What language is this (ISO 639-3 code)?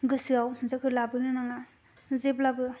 brx